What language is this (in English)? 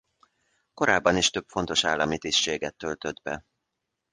Hungarian